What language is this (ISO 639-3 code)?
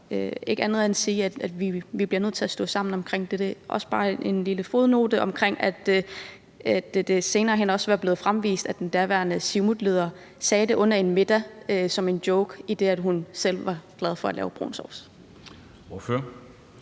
dan